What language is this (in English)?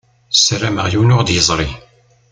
Kabyle